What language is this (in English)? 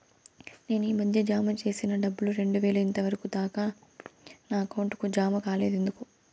Telugu